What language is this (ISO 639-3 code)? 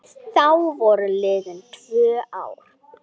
isl